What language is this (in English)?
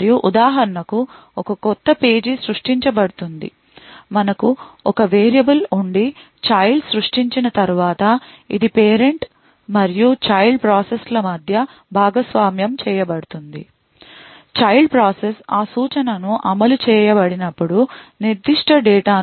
Telugu